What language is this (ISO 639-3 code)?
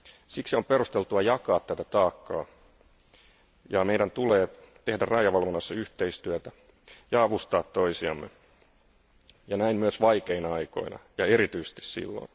fin